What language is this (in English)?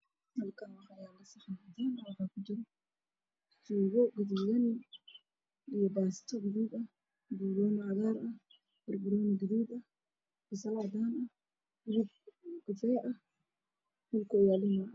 Somali